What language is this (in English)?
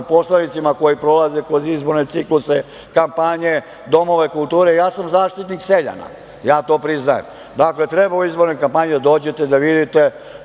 Serbian